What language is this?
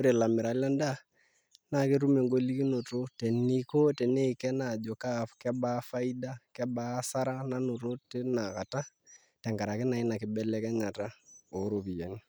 Masai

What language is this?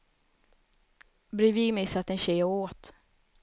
Swedish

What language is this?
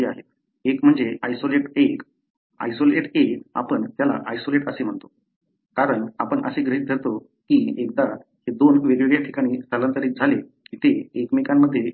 Marathi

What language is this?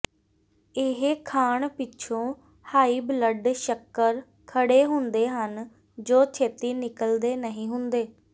Punjabi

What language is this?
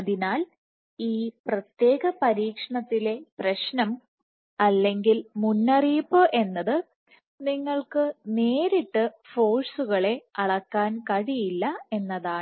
Malayalam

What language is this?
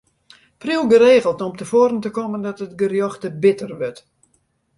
Western Frisian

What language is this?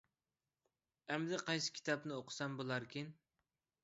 Uyghur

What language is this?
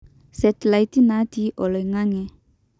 Masai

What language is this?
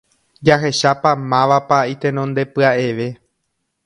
Guarani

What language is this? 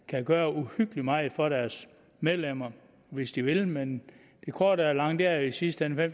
Danish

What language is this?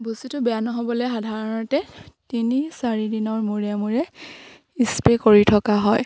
Assamese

